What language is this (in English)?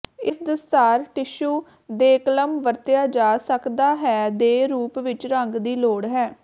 Punjabi